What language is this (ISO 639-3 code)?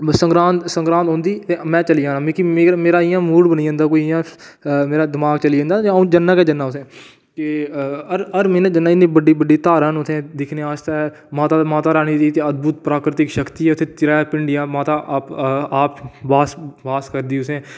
doi